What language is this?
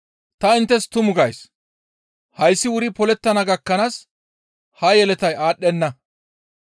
Gamo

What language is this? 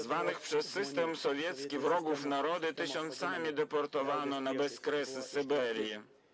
Polish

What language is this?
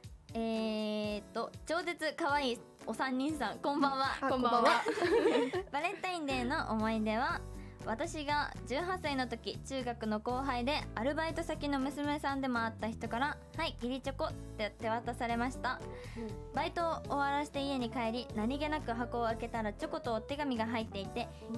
Japanese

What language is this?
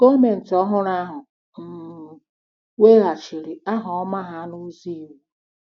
Igbo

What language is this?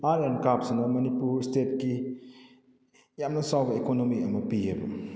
Manipuri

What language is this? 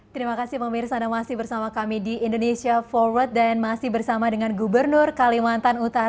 Indonesian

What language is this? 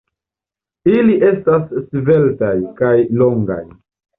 Esperanto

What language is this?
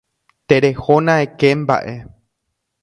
Guarani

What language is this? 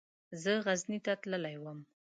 Pashto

